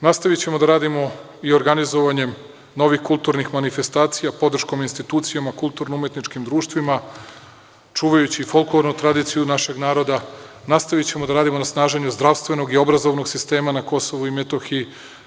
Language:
Serbian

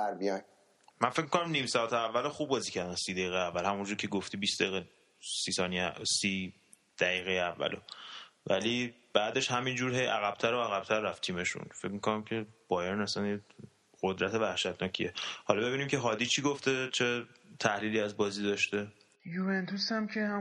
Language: Persian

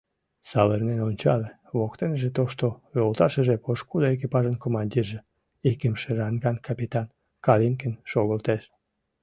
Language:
Mari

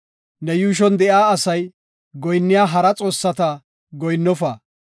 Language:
Gofa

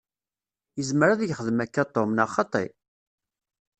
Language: Kabyle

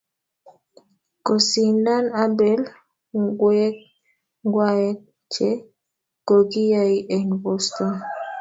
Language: Kalenjin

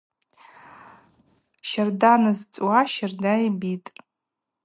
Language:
Abaza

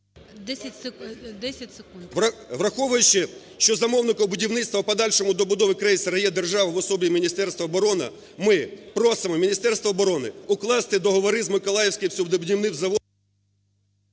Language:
Ukrainian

